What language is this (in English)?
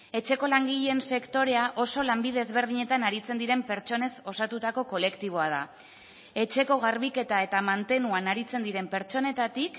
Basque